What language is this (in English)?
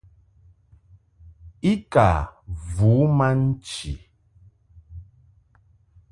Mungaka